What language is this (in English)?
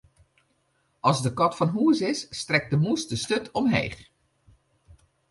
Western Frisian